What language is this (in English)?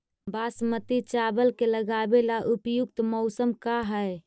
Magahi